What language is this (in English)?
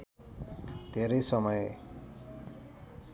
Nepali